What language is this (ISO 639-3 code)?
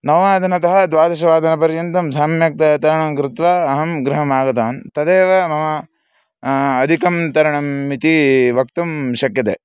san